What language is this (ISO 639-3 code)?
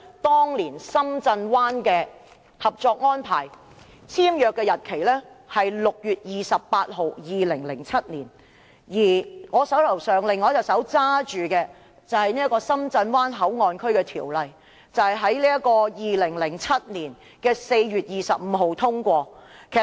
yue